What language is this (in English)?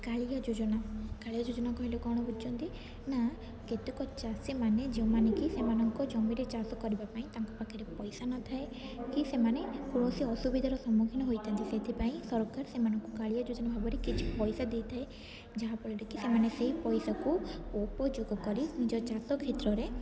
Odia